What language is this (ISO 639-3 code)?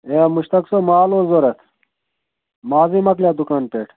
kas